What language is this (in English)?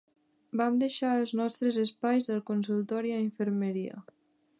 Catalan